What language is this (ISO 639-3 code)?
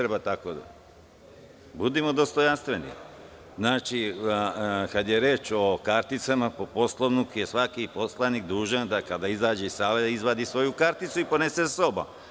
srp